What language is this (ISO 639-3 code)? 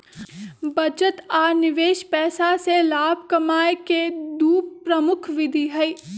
mag